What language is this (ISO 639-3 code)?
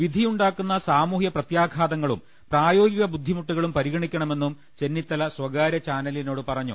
mal